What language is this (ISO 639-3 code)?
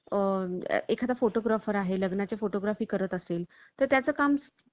mar